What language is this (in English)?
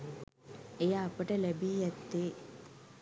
Sinhala